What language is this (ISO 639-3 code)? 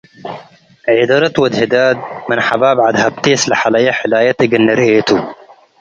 tig